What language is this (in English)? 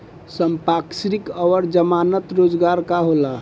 Bhojpuri